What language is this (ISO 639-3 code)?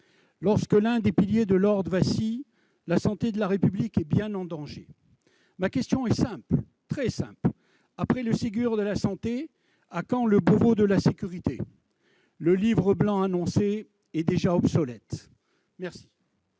fra